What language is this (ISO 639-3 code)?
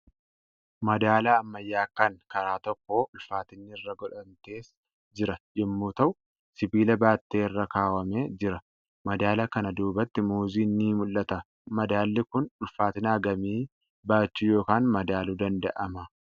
orm